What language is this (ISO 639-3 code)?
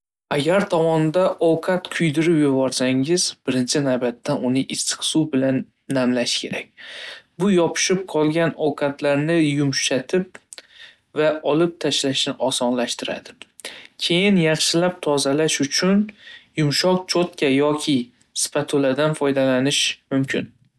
uzb